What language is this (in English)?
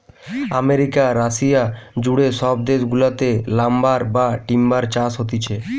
Bangla